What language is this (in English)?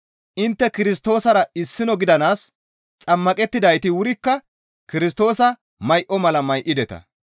Gamo